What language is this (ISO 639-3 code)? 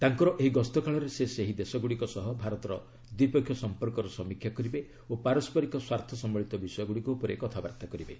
ori